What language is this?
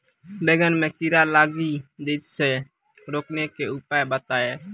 Maithili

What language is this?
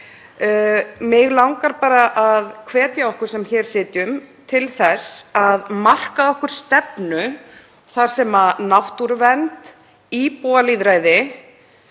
Icelandic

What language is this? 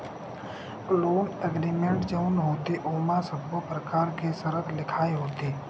Chhattisgarhi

